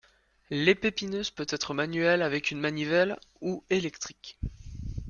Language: French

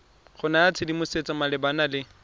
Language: Tswana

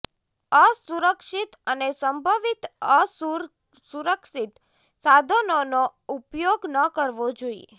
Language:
Gujarati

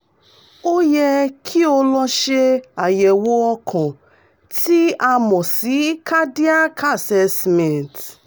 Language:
Yoruba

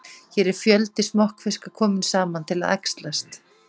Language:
Icelandic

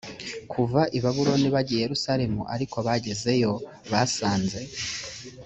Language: Kinyarwanda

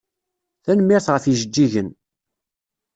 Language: Kabyle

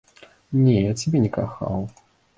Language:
Belarusian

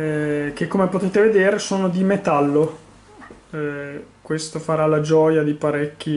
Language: Italian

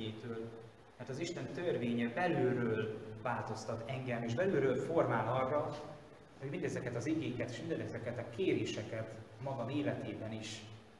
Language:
Hungarian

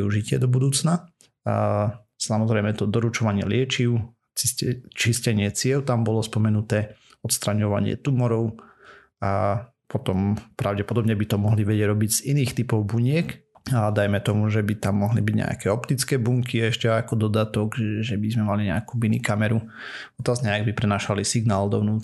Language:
Slovak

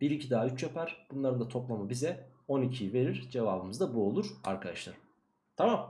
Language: Turkish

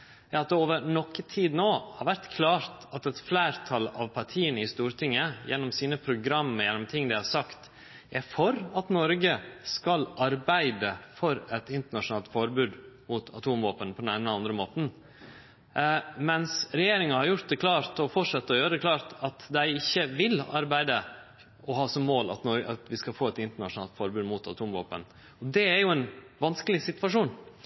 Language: Norwegian Nynorsk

